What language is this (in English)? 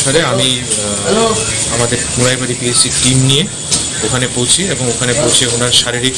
Italian